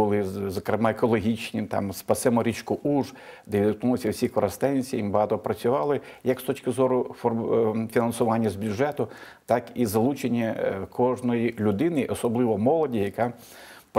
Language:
Ukrainian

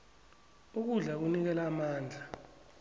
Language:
South Ndebele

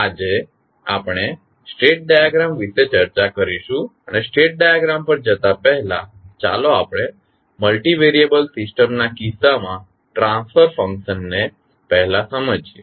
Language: Gujarati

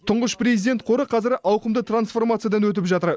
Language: Kazakh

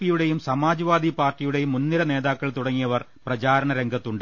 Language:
Malayalam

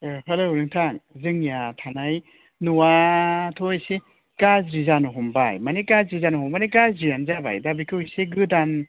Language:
Bodo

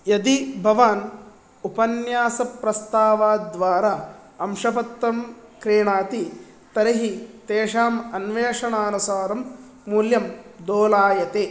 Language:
Sanskrit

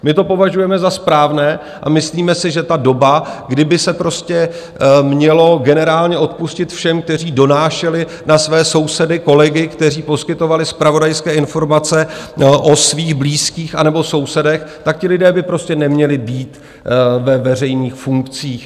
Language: Czech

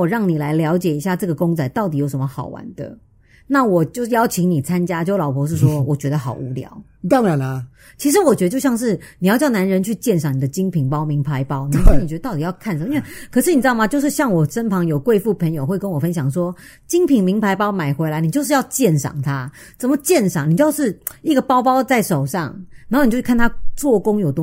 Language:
Chinese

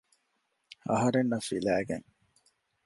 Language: Divehi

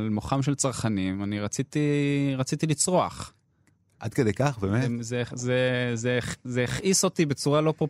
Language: Hebrew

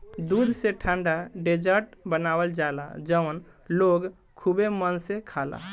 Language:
Bhojpuri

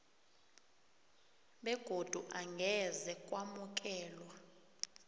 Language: South Ndebele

